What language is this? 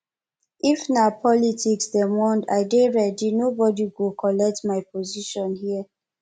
Nigerian Pidgin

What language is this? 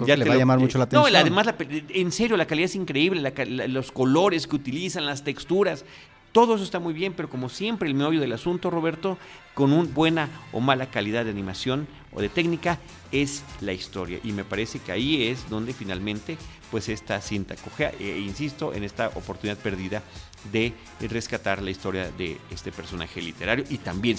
Spanish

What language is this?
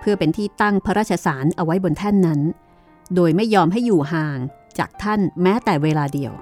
Thai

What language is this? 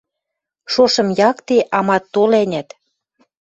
Western Mari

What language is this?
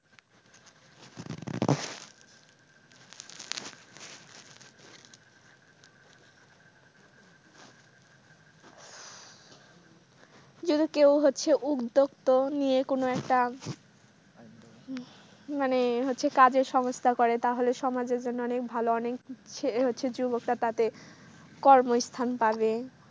Bangla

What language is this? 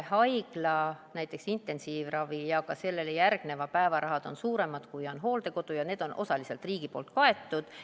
Estonian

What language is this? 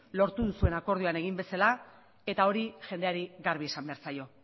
Basque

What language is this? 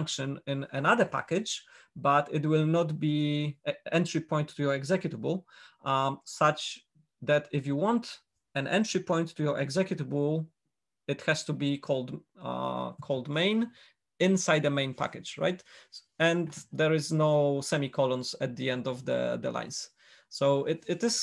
English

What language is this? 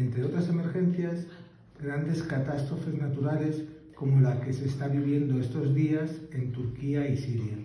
Spanish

